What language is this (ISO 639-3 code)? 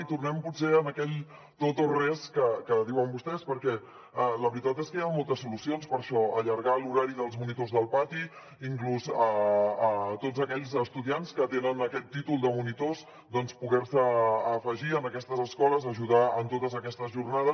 cat